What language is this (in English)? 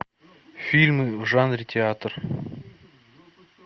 Russian